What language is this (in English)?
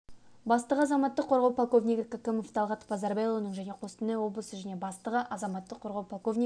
Kazakh